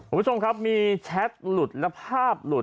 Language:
Thai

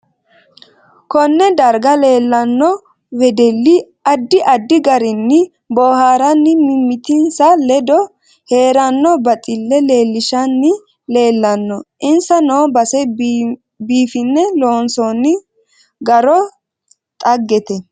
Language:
Sidamo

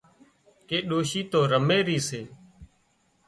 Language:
Wadiyara Koli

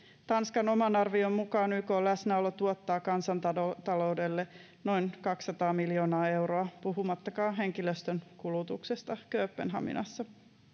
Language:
Finnish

